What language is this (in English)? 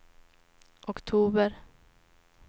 Swedish